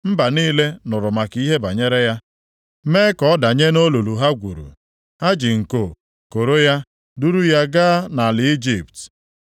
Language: Igbo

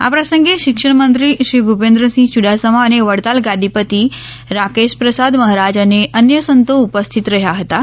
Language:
Gujarati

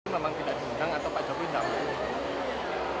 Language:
Indonesian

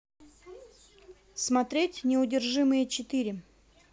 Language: Russian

